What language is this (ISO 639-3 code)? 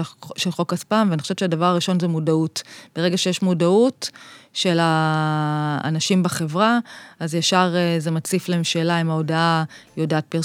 heb